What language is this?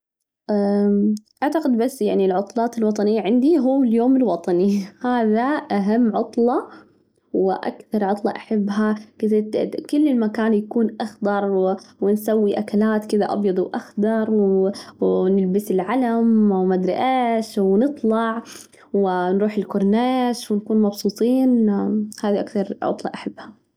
Najdi Arabic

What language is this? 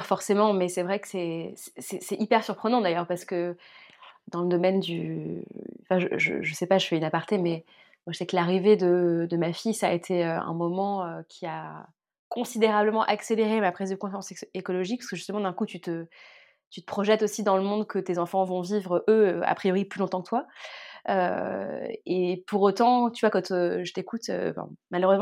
French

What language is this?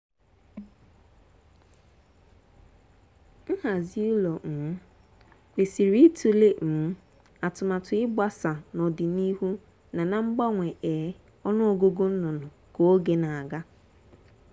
Igbo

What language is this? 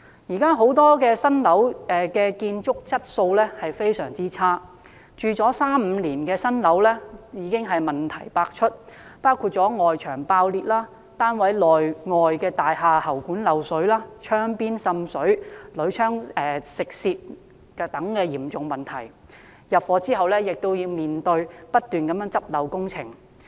Cantonese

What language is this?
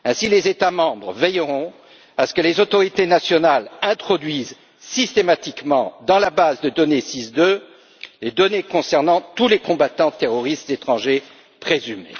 French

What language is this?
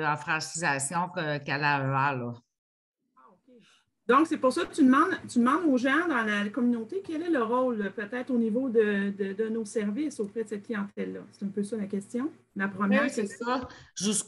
French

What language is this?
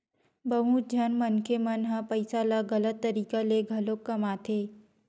Chhattisgarhi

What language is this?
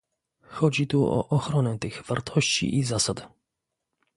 Polish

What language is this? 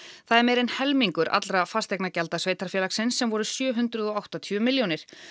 Icelandic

